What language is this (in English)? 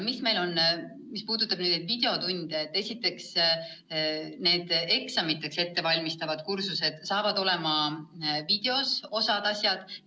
Estonian